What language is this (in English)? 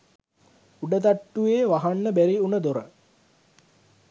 Sinhala